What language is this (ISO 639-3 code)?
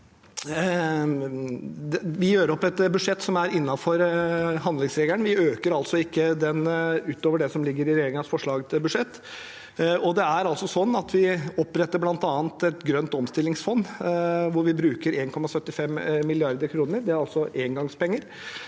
nor